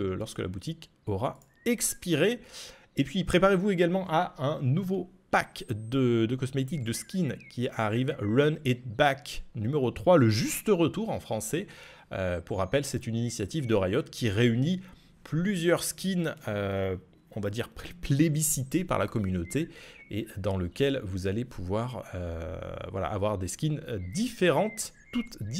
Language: French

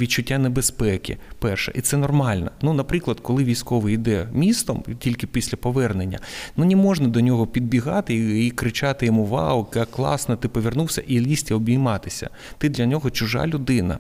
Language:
Ukrainian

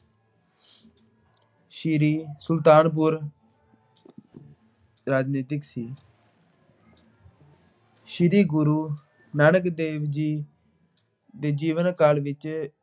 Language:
Punjabi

